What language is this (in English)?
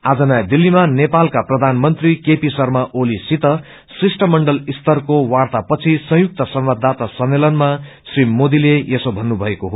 Nepali